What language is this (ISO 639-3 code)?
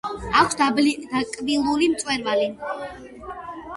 kat